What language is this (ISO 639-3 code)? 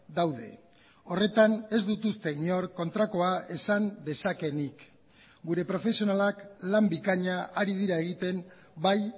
eus